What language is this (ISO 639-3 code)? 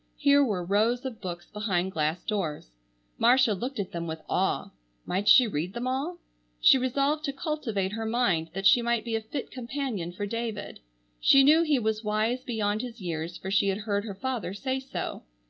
eng